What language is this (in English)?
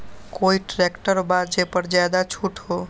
Magahi